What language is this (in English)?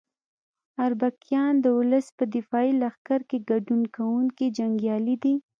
Pashto